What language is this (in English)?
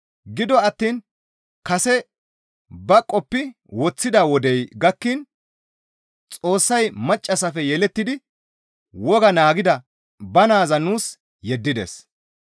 Gamo